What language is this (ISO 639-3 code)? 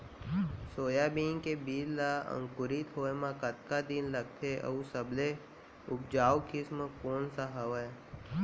hne